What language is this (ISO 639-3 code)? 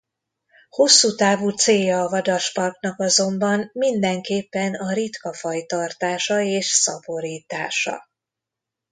hun